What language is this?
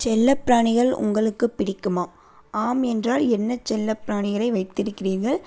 Tamil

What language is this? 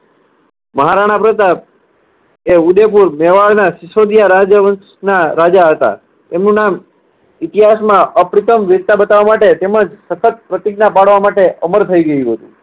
Gujarati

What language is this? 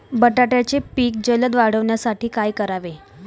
Marathi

